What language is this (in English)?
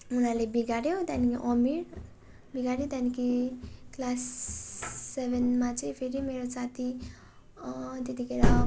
Nepali